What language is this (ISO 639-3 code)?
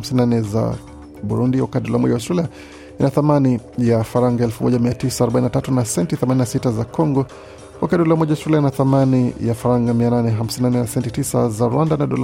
swa